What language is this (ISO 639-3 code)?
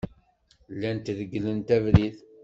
kab